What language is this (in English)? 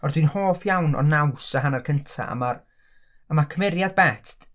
Welsh